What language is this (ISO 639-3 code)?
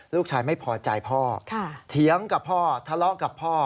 tha